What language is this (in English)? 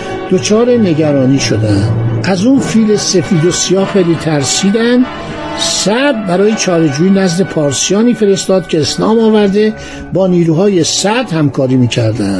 Persian